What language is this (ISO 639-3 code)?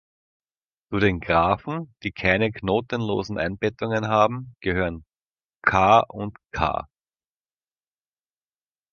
deu